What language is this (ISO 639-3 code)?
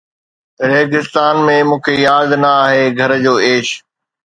snd